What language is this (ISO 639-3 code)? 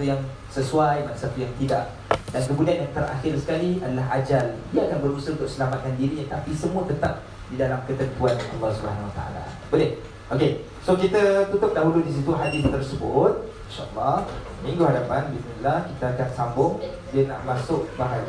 msa